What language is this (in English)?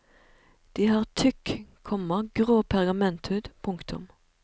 Norwegian